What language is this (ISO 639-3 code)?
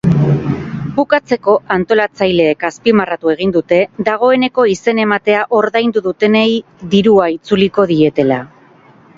eus